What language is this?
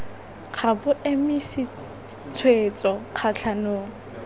Tswana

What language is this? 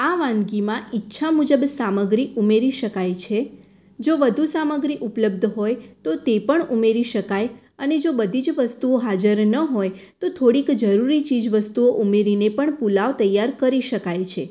Gujarati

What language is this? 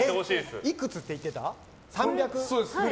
Japanese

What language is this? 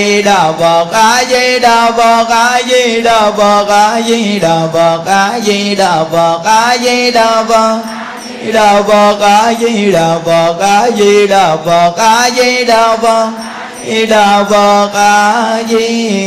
Vietnamese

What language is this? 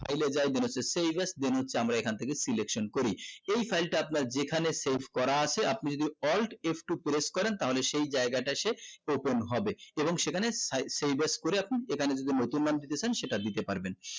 Bangla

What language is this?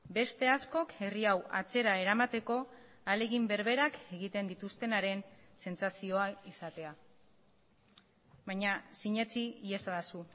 Basque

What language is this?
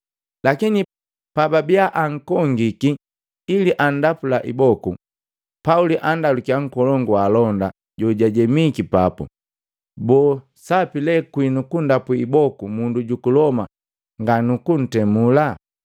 Matengo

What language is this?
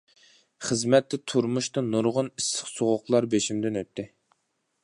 Uyghur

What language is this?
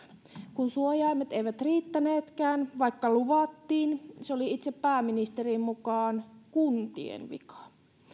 Finnish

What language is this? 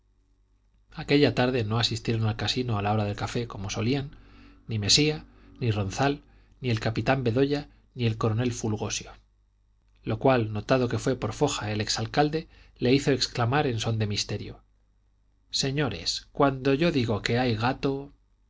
Spanish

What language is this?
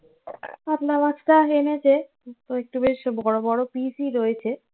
Bangla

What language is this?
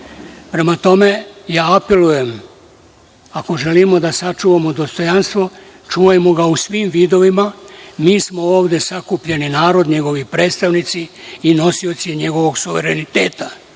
Serbian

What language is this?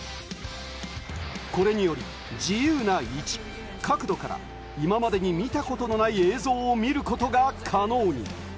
Japanese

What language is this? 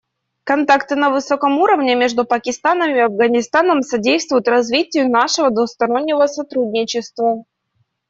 Russian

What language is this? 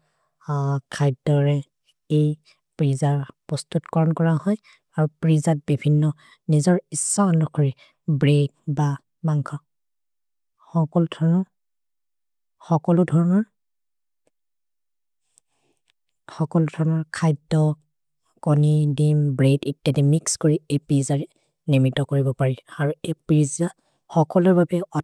Maria (India)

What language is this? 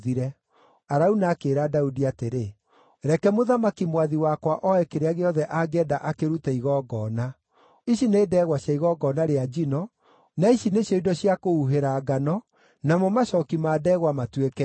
Kikuyu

